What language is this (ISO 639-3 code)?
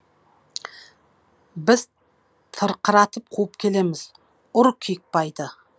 kaz